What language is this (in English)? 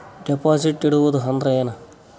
Kannada